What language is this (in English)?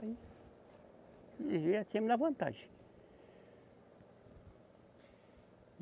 Portuguese